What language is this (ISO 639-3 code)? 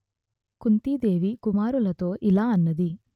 tel